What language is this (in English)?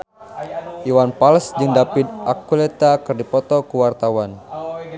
Sundanese